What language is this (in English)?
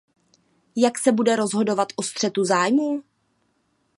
Czech